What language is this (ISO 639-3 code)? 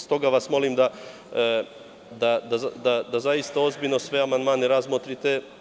srp